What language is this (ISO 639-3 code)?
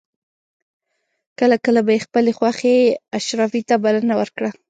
pus